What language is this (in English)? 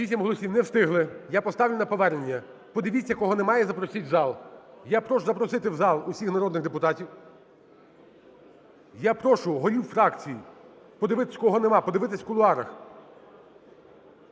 Ukrainian